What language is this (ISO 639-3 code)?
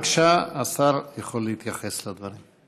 heb